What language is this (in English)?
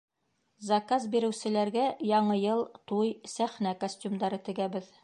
Bashkir